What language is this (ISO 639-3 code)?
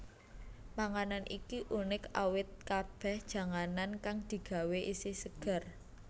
jav